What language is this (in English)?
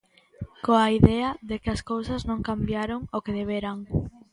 Galician